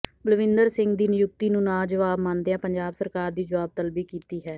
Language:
Punjabi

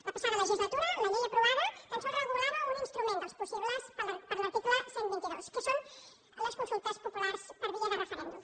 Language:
Catalan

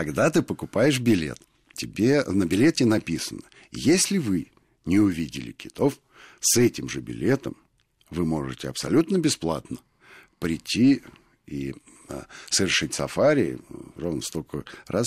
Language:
Russian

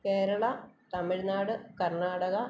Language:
Malayalam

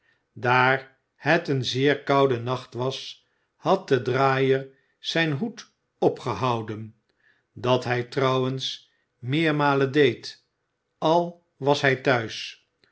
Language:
Dutch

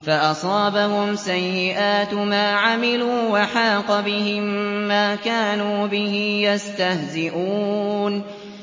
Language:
Arabic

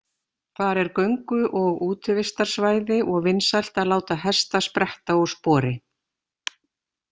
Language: Icelandic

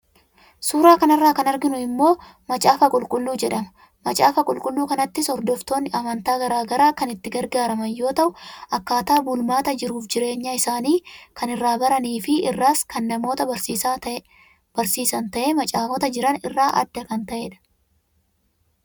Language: Oromo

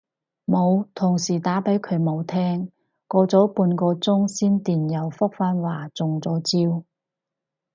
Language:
Cantonese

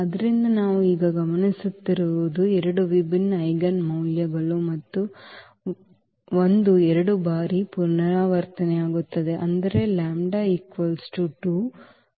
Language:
Kannada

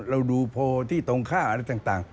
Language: Thai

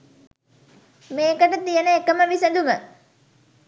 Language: Sinhala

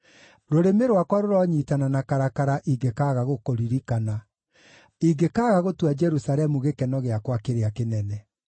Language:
Kikuyu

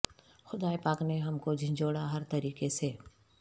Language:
Urdu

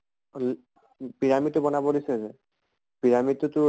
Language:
Assamese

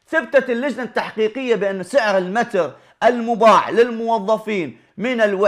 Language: Arabic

